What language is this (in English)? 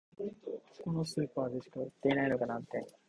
Japanese